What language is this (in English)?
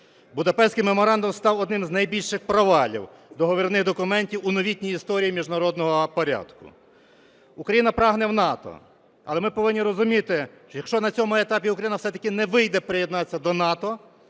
Ukrainian